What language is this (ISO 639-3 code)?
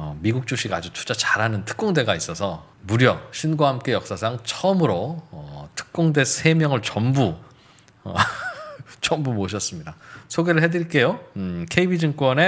kor